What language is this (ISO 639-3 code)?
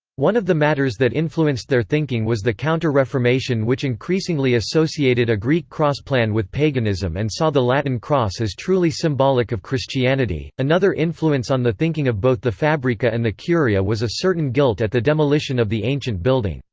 eng